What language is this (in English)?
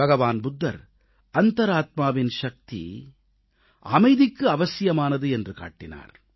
Tamil